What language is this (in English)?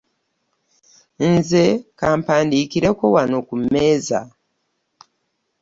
Ganda